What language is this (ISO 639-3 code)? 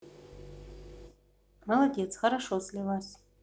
rus